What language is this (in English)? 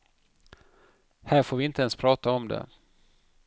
Swedish